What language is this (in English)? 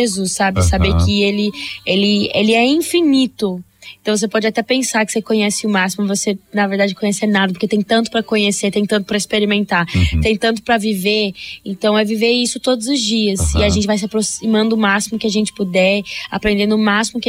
Portuguese